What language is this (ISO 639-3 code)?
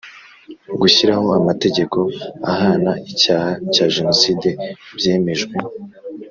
kin